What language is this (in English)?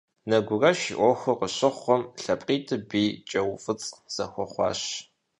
Kabardian